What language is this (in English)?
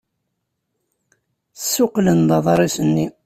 Kabyle